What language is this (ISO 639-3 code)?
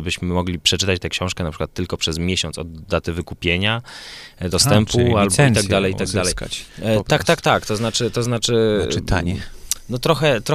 pol